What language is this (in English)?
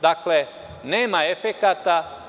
Serbian